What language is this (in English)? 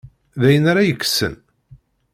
Kabyle